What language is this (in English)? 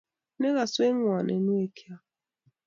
Kalenjin